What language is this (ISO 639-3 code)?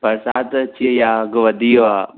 snd